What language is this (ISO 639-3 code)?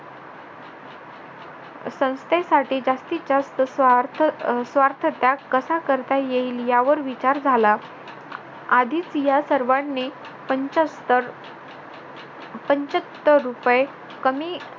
mar